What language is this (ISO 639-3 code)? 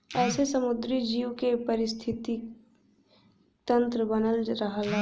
bho